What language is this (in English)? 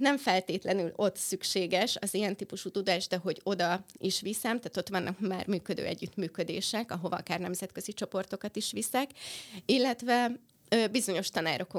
Hungarian